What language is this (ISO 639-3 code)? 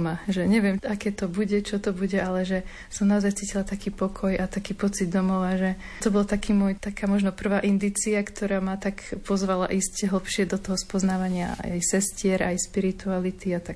slk